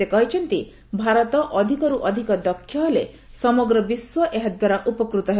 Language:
Odia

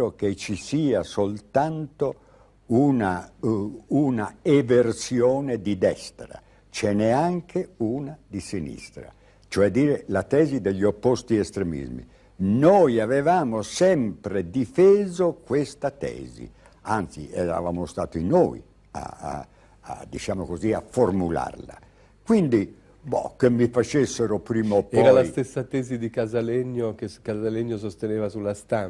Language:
Italian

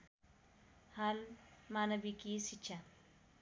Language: Nepali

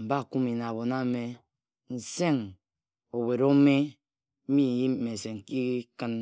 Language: Ejagham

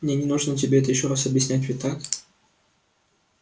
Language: Russian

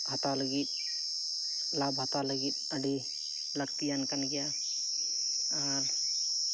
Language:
Santali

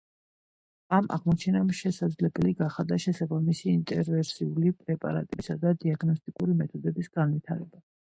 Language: Georgian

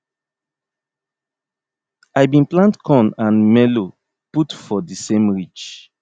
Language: Nigerian Pidgin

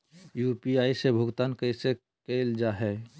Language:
Magahi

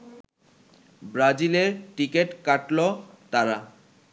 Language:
Bangla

